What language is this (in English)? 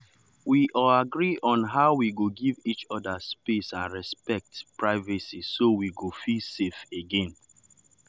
Nigerian Pidgin